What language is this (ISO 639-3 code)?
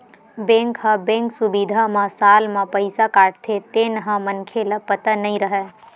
hne